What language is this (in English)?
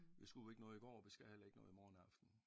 Danish